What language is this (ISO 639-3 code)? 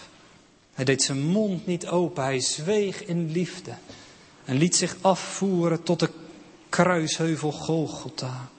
nld